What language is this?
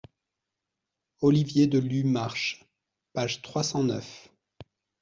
French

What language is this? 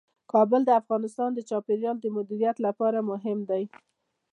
Pashto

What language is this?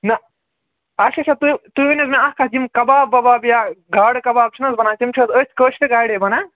Kashmiri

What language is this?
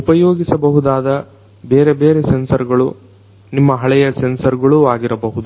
Kannada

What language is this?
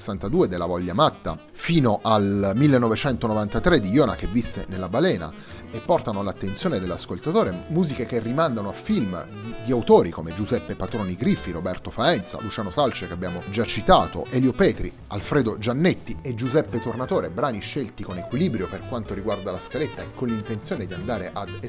Italian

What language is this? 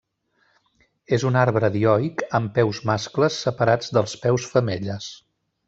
Catalan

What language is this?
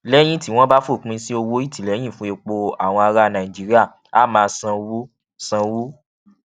Yoruba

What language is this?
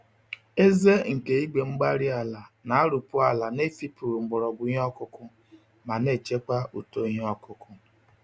Igbo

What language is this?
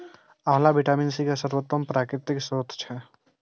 Maithili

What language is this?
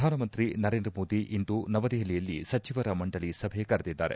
Kannada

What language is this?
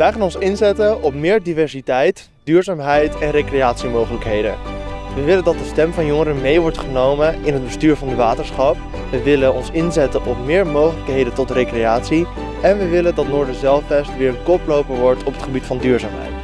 Dutch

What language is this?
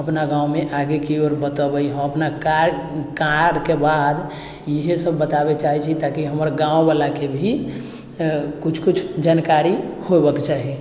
Maithili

